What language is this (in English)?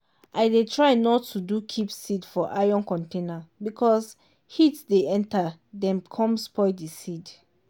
Nigerian Pidgin